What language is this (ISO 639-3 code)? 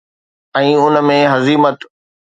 snd